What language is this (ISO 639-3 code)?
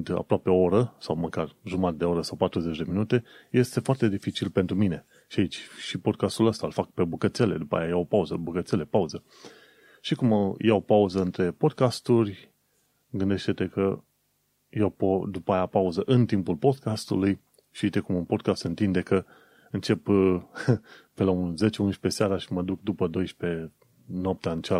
ron